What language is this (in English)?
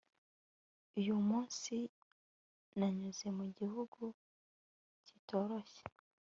Kinyarwanda